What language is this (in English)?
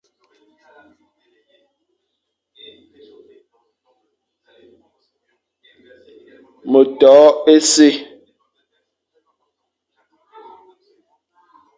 Fang